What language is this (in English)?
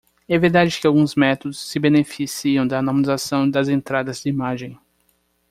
Portuguese